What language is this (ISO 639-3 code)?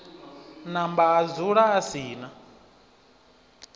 ven